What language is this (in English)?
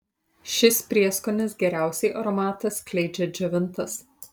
Lithuanian